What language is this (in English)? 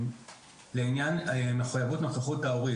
Hebrew